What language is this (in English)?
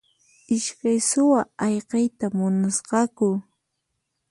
Puno Quechua